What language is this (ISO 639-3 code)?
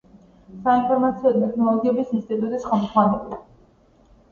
kat